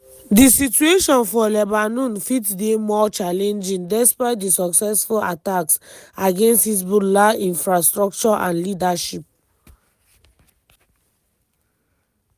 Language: Nigerian Pidgin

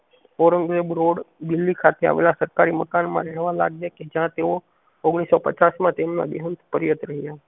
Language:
Gujarati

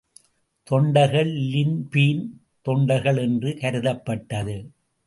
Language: Tamil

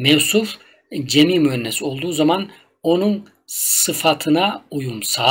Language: Turkish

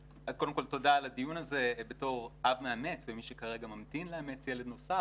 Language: Hebrew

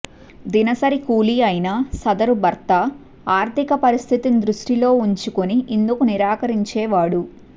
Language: Telugu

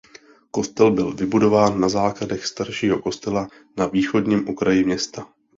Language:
Czech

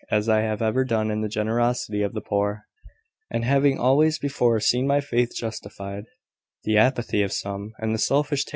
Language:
English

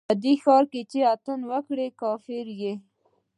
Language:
Pashto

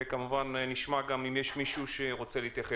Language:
Hebrew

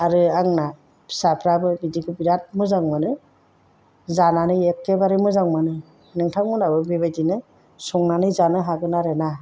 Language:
Bodo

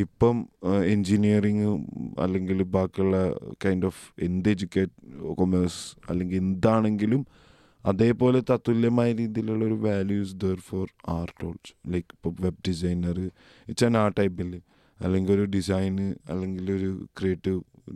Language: Malayalam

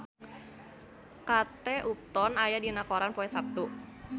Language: Sundanese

